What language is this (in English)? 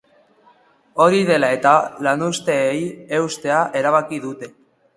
Basque